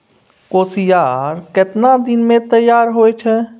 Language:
Maithili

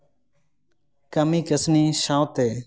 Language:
Santali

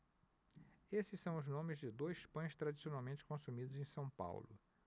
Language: Portuguese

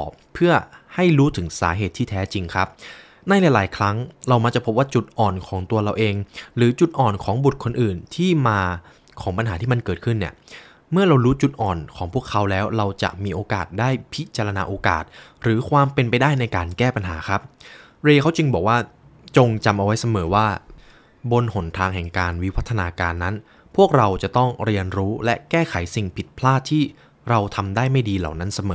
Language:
Thai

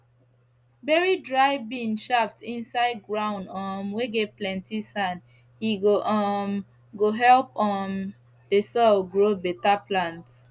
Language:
Nigerian Pidgin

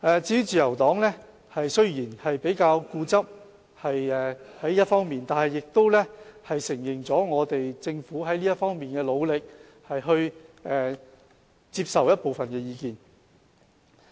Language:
Cantonese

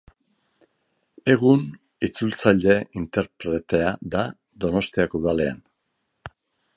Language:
Basque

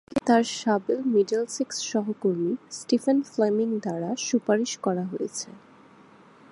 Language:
Bangla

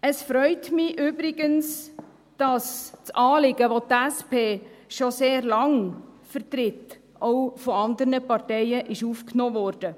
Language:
Swiss German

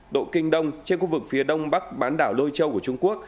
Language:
Vietnamese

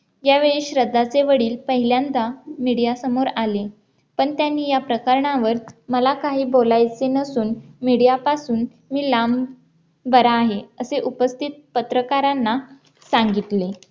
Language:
Marathi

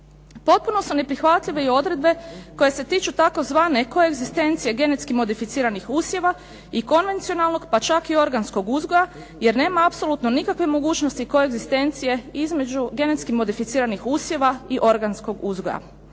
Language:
Croatian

